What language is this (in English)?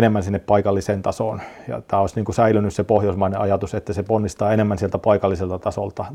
Finnish